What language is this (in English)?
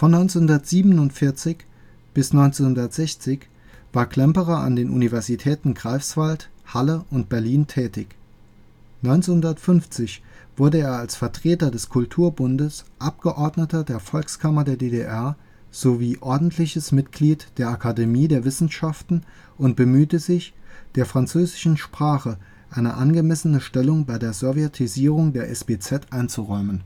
German